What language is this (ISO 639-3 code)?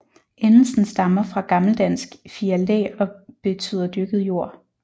dan